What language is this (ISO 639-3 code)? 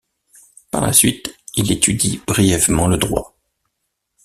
fra